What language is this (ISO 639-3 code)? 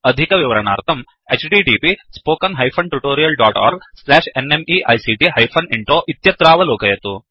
san